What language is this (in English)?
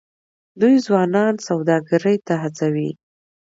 Pashto